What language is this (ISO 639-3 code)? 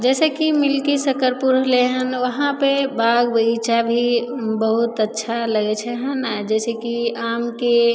mai